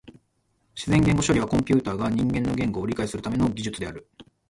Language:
Japanese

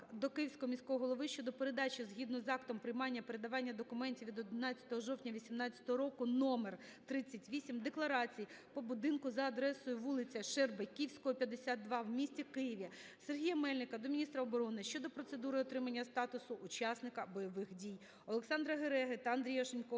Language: Ukrainian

